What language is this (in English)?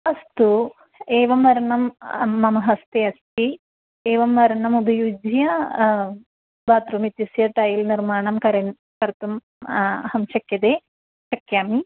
Sanskrit